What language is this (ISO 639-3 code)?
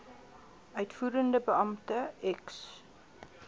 afr